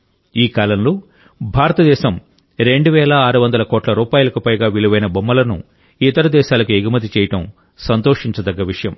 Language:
Telugu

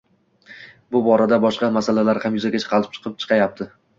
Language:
Uzbek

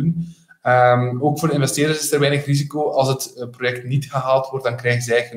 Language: Dutch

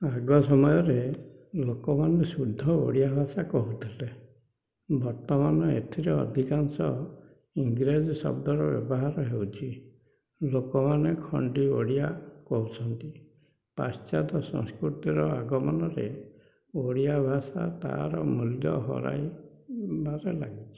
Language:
Odia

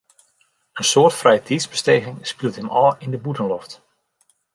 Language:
Western Frisian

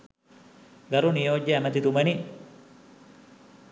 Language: Sinhala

